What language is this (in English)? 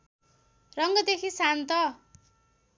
Nepali